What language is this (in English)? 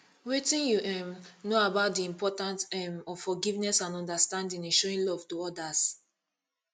Nigerian Pidgin